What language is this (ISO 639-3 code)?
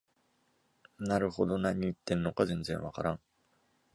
jpn